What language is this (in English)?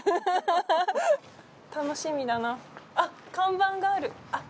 Japanese